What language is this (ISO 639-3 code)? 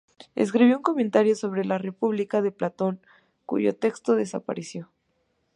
spa